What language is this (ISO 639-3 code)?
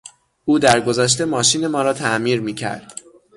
fas